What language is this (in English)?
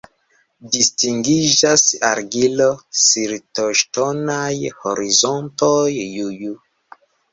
Esperanto